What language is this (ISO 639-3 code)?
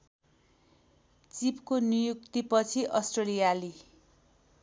nep